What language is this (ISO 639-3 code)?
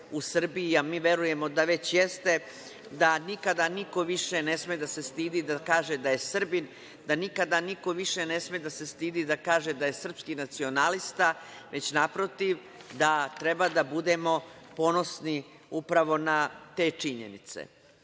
srp